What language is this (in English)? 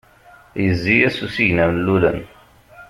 Kabyle